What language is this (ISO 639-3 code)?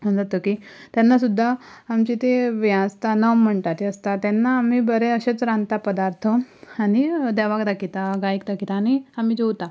kok